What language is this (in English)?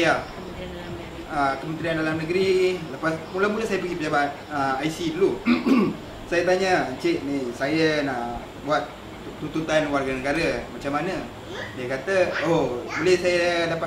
Malay